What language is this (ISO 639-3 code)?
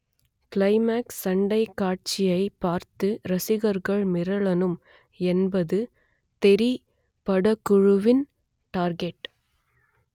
tam